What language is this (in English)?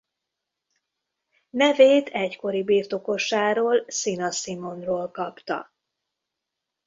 Hungarian